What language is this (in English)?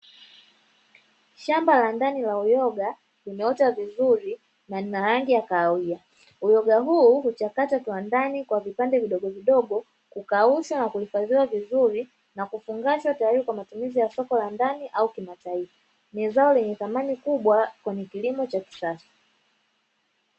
Swahili